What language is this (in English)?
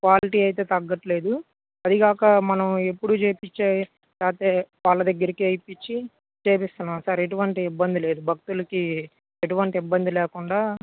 Telugu